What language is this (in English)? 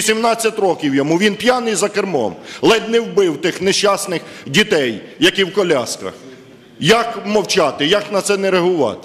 Ukrainian